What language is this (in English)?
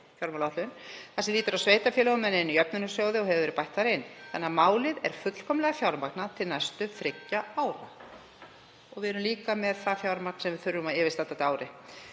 Icelandic